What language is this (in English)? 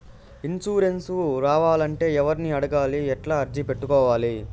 Telugu